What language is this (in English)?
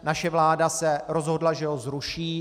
Czech